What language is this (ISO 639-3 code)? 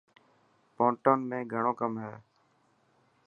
mki